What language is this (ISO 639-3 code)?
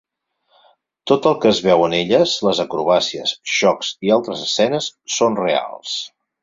cat